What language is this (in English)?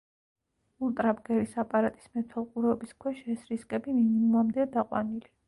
Georgian